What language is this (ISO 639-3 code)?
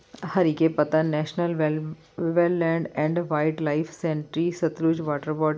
pan